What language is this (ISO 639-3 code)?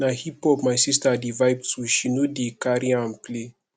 pcm